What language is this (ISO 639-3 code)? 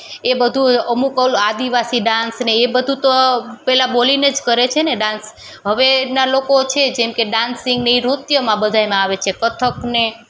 guj